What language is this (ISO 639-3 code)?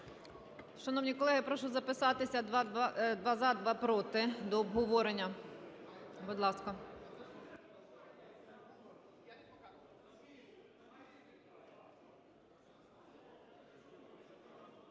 ukr